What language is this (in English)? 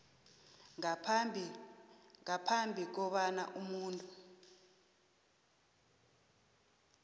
South Ndebele